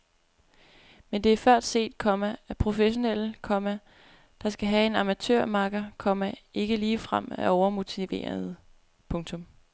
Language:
Danish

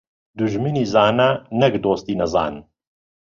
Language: Central Kurdish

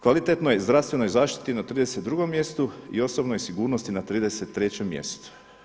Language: Croatian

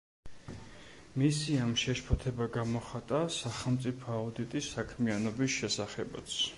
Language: Georgian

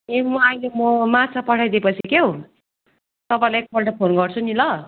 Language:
Nepali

